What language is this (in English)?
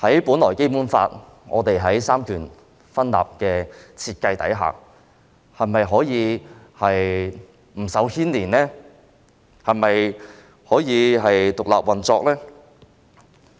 Cantonese